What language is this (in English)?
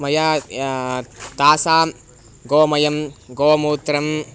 Sanskrit